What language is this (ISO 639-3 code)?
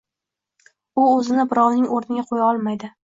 uzb